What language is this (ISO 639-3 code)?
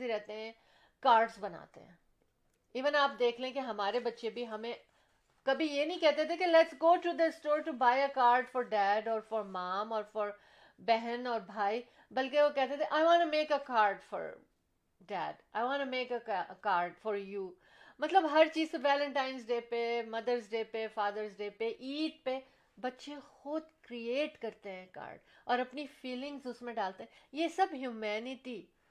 urd